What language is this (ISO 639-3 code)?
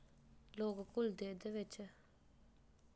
doi